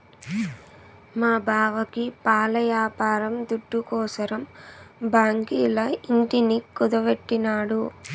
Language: Telugu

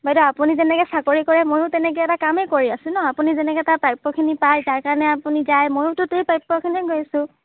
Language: Assamese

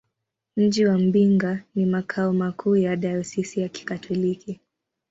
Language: Swahili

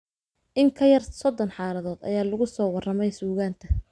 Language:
Somali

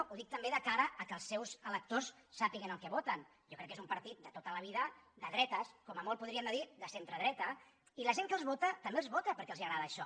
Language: Catalan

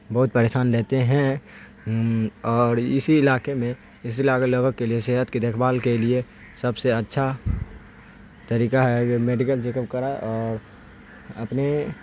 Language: Urdu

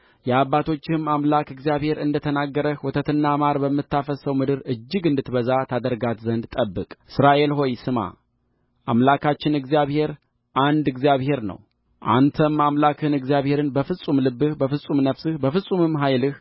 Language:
Amharic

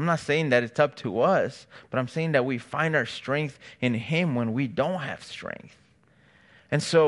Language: English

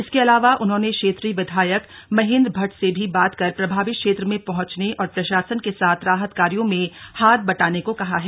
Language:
Hindi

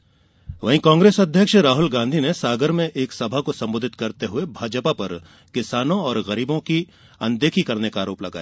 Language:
Hindi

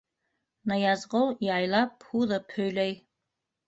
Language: Bashkir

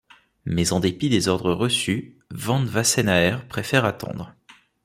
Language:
French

